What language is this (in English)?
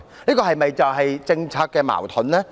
Cantonese